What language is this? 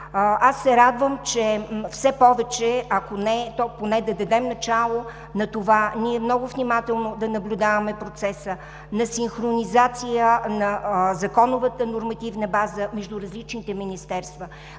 Bulgarian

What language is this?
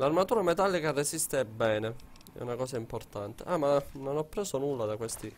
Italian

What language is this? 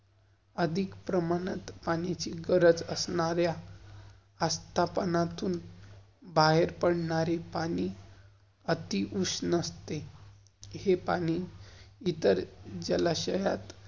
Marathi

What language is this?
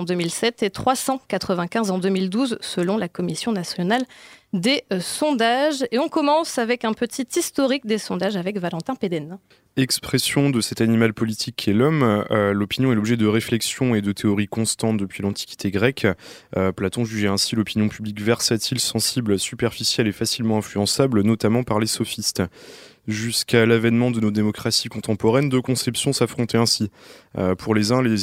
French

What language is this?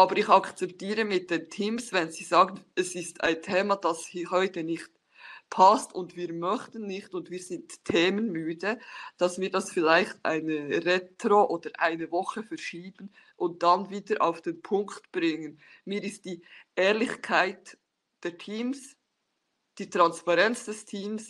German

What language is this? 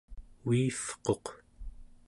Central Yupik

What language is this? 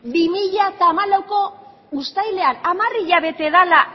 Basque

